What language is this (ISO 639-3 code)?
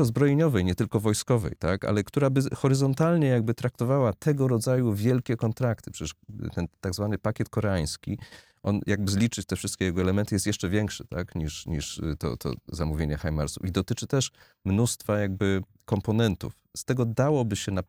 pol